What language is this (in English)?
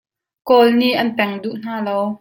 Hakha Chin